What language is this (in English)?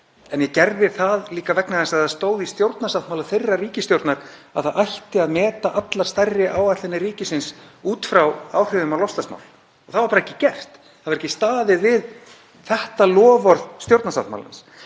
Icelandic